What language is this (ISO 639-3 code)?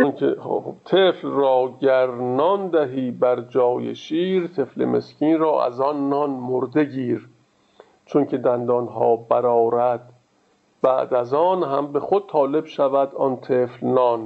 fas